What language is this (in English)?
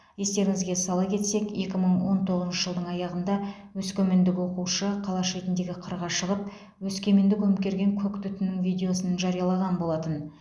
Kazakh